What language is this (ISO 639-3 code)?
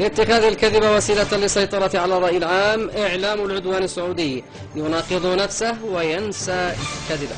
ara